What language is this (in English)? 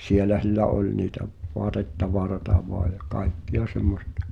Finnish